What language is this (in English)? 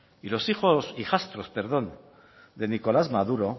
Spanish